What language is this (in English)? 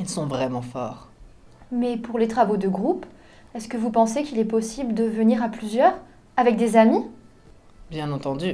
French